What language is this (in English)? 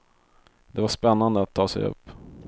Swedish